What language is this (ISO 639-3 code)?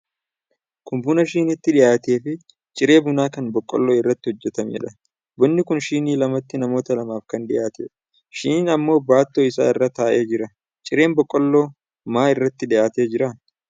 orm